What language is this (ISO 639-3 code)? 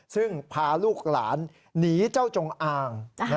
tha